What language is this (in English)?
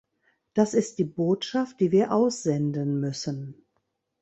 German